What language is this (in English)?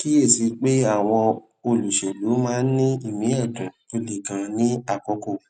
Yoruba